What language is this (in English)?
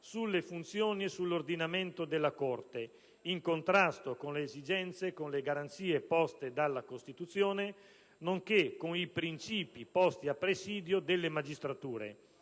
Italian